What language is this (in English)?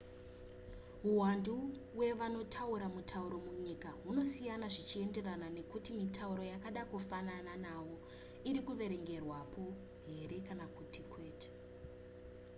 Shona